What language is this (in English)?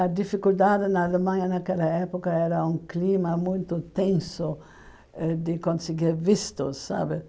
Portuguese